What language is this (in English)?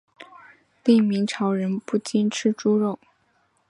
Chinese